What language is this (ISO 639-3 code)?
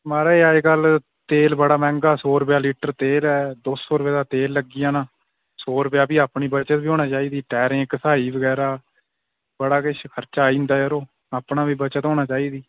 doi